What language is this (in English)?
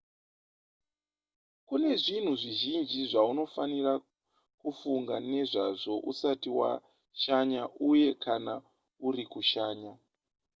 Shona